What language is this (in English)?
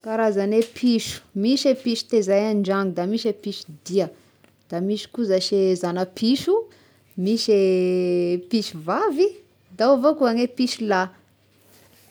Tesaka Malagasy